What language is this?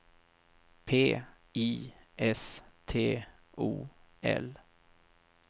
Swedish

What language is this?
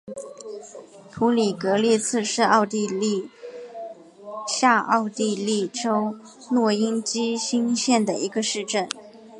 Chinese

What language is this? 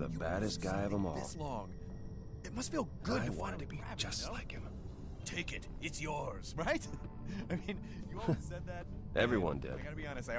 English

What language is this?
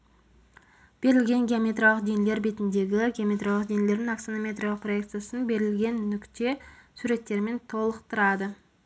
Kazakh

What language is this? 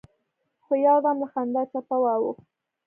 Pashto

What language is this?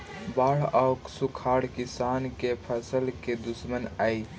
Magahi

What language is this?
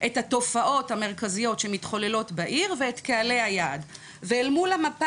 Hebrew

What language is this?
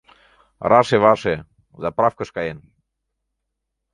Mari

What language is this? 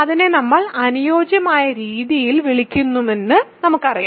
Malayalam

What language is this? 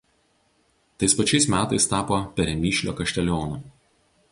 Lithuanian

